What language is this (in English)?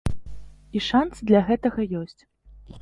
Belarusian